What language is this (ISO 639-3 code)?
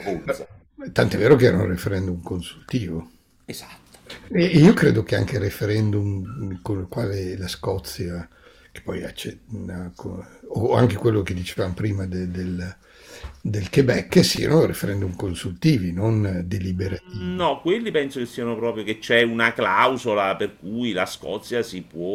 ita